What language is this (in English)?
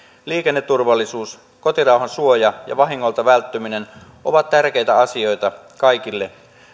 Finnish